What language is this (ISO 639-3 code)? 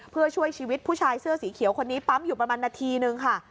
tha